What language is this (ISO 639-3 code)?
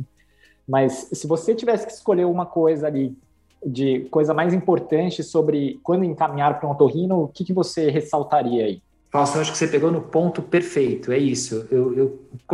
por